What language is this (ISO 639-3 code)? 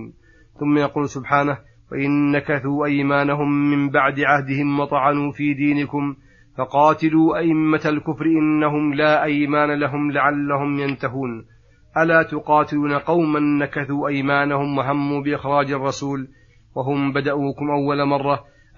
ara